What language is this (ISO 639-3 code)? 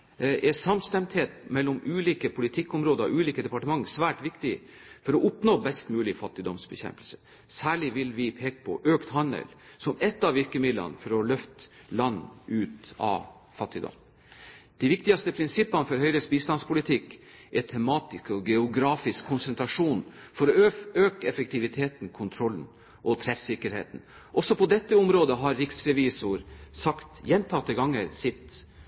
nob